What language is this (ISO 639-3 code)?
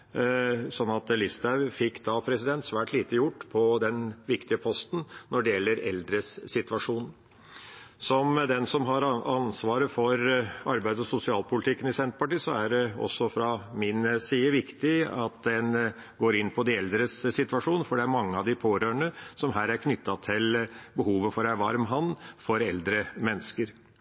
nob